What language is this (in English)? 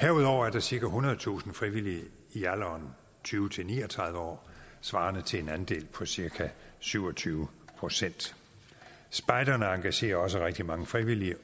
Danish